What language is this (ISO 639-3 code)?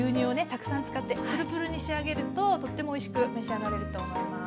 jpn